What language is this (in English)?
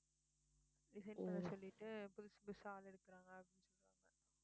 Tamil